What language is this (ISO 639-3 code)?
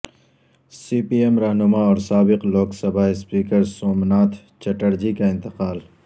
urd